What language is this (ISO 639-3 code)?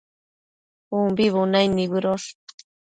mcf